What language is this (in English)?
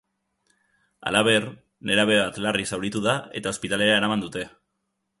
Basque